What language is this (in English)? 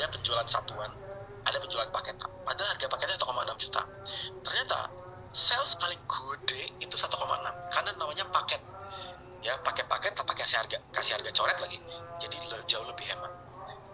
Indonesian